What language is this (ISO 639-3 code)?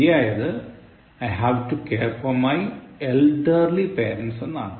mal